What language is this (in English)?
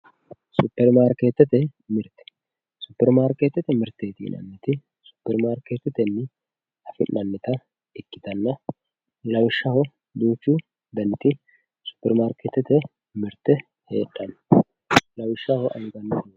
Sidamo